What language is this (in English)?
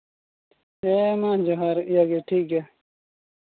Santali